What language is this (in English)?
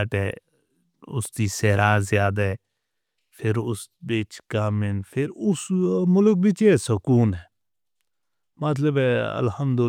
Northern Hindko